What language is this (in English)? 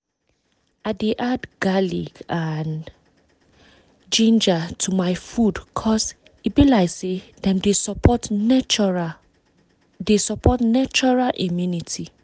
Nigerian Pidgin